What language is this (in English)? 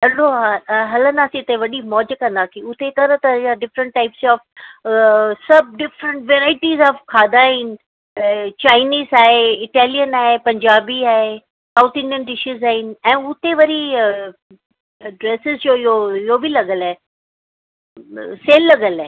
Sindhi